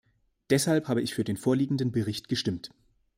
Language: German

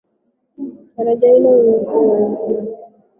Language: Swahili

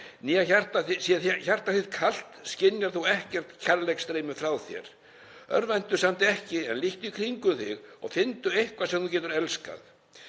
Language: Icelandic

